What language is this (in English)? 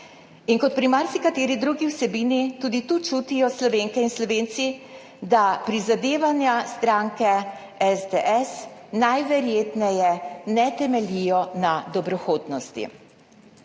Slovenian